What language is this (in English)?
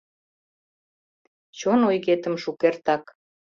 Mari